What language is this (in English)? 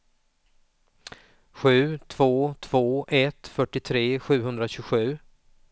Swedish